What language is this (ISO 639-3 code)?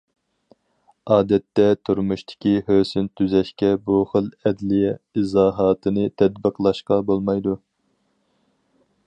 uig